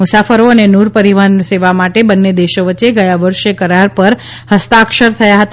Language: Gujarati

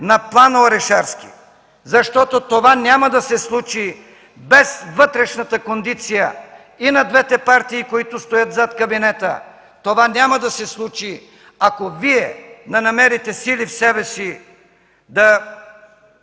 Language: Bulgarian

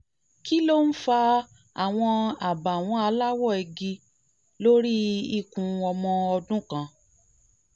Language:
Yoruba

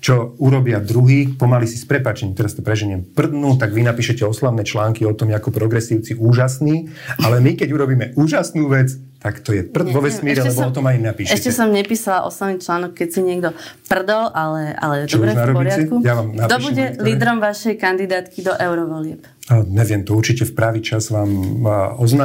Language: Slovak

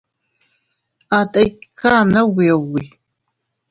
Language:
Teutila Cuicatec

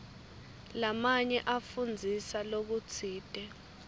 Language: Swati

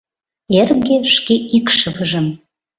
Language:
Mari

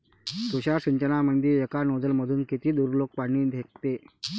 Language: Marathi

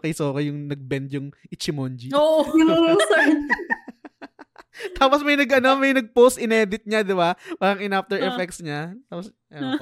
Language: Filipino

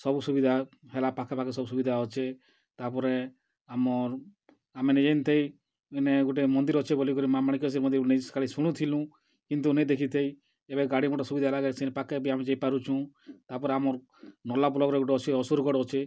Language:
Odia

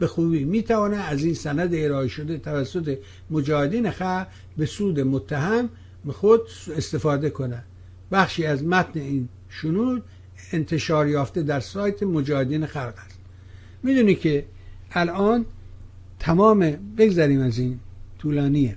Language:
Persian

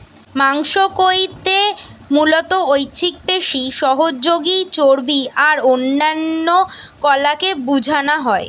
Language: Bangla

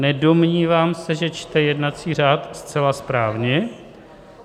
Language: Czech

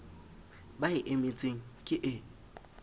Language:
Southern Sotho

